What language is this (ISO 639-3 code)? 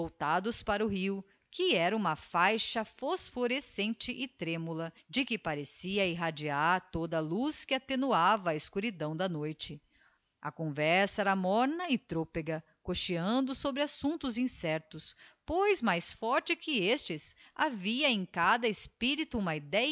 por